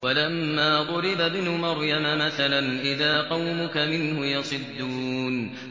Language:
Arabic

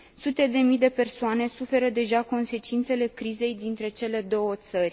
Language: Romanian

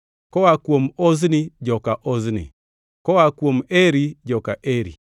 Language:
Luo (Kenya and Tanzania)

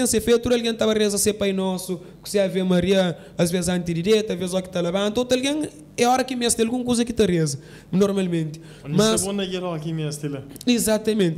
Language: Portuguese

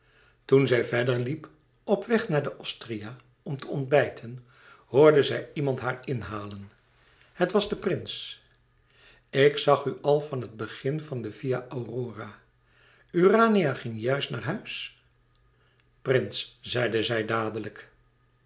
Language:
Dutch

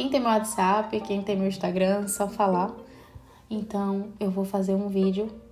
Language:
Portuguese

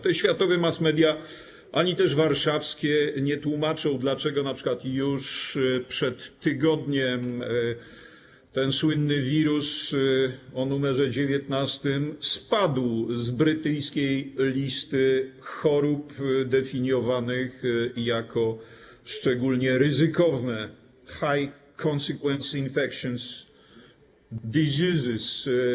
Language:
Polish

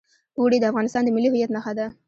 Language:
Pashto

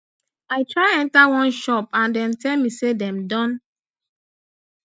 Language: Nigerian Pidgin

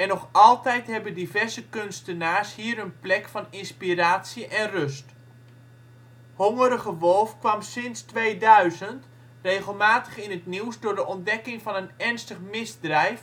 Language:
Dutch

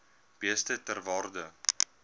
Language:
Afrikaans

